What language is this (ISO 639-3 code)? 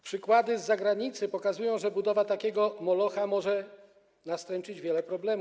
pol